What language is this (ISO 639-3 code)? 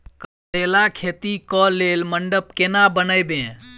mai